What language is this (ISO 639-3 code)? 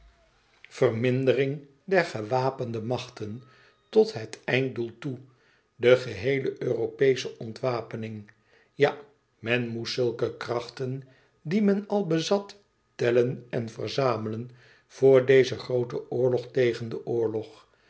nld